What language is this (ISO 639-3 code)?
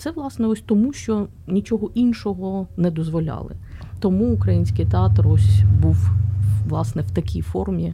ukr